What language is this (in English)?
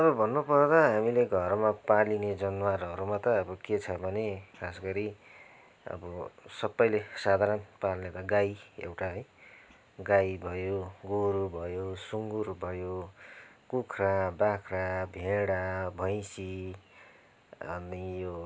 Nepali